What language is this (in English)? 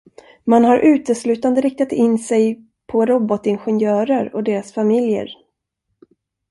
Swedish